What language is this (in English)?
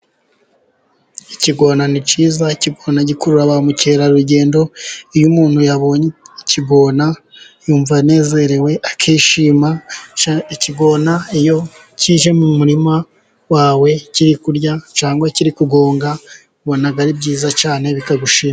Kinyarwanda